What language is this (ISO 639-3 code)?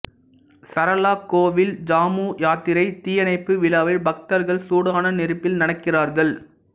tam